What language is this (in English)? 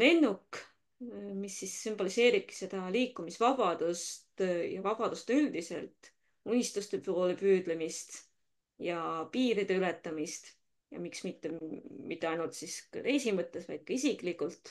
Finnish